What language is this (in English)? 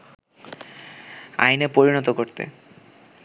Bangla